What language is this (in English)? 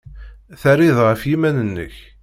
Kabyle